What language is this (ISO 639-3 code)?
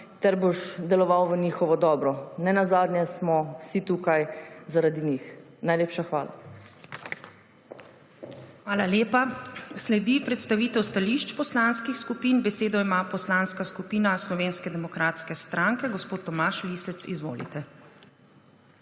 slv